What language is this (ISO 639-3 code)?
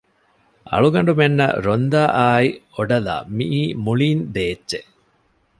div